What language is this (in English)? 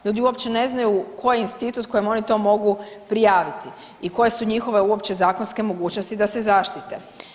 Croatian